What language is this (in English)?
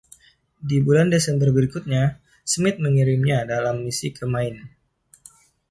Indonesian